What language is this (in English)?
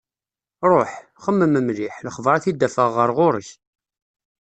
Kabyle